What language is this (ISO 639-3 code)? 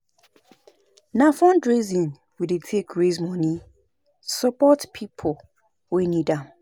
pcm